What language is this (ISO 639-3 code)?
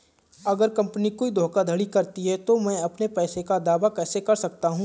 hin